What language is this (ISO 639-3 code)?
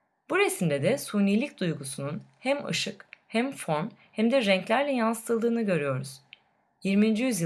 tur